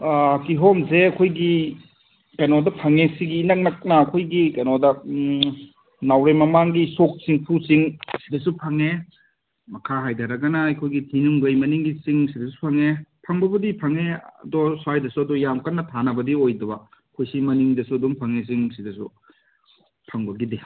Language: Manipuri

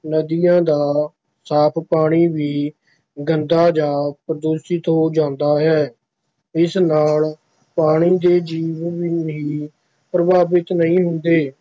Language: Punjabi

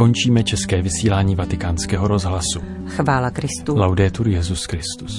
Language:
Czech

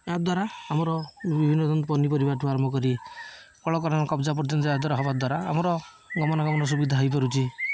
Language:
Odia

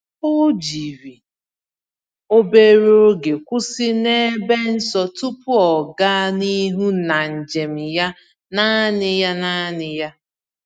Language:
Igbo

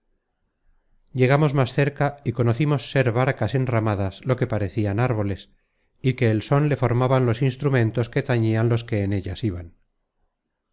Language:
Spanish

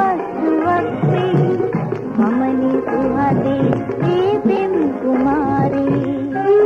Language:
Hindi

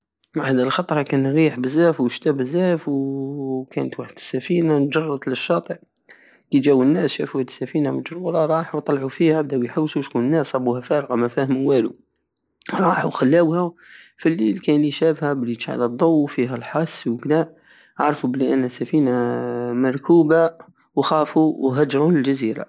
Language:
Algerian Saharan Arabic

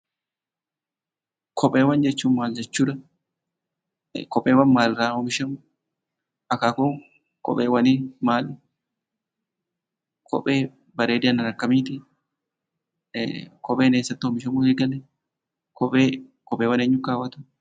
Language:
Oromo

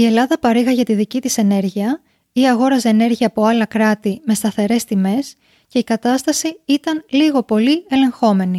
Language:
Greek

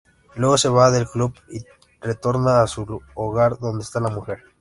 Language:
Spanish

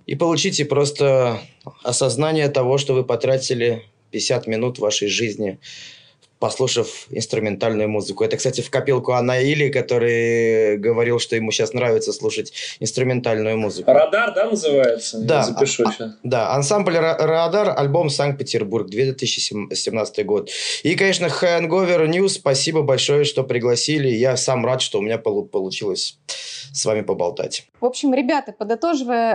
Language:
Russian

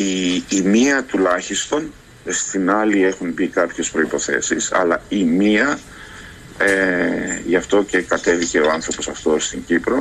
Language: Greek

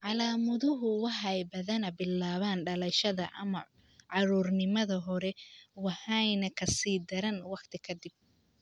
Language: Somali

